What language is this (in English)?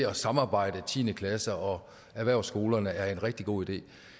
Danish